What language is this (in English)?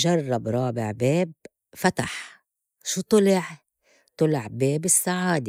North Levantine Arabic